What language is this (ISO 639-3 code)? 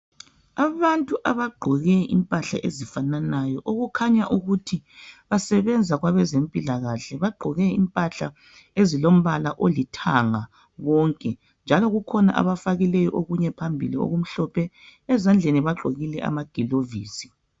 nde